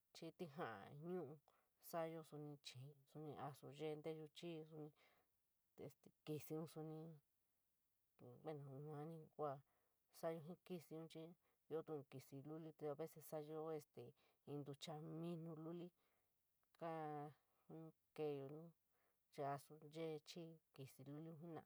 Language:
San Miguel El Grande Mixtec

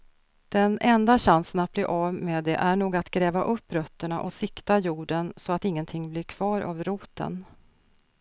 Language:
Swedish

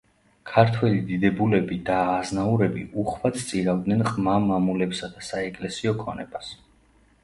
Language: Georgian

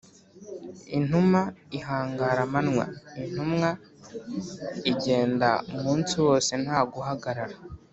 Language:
Kinyarwanda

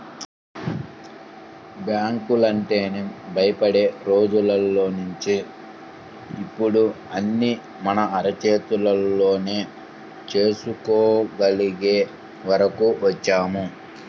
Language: Telugu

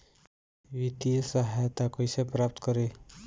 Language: Bhojpuri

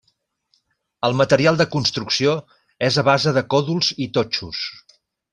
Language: Catalan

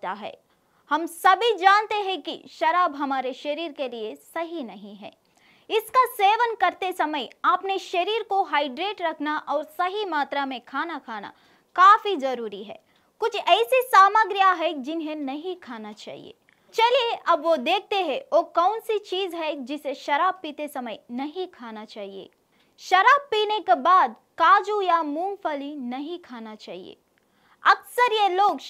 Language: Hindi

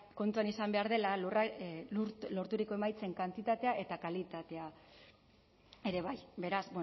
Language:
Basque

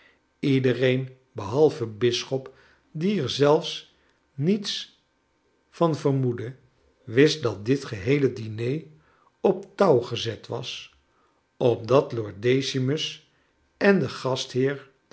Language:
Dutch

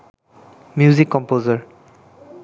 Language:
Bangla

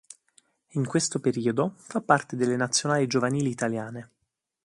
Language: Italian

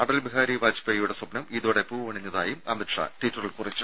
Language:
Malayalam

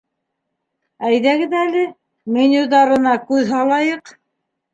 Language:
Bashkir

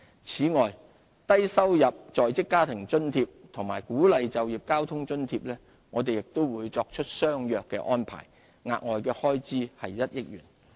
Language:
Cantonese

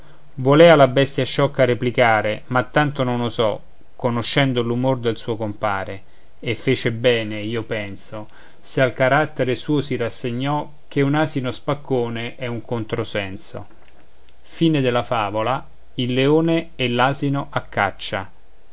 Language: Italian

